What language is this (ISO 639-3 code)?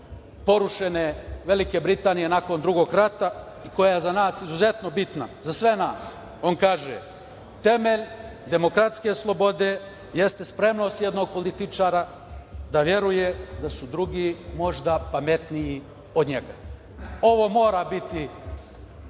srp